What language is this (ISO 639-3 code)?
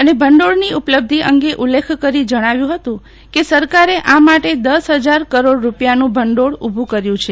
guj